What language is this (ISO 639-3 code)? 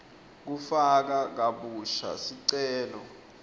ssw